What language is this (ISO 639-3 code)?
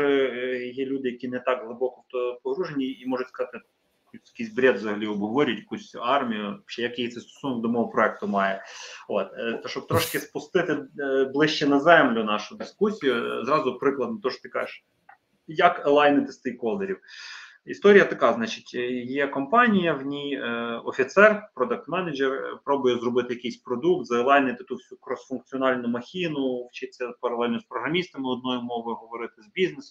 ukr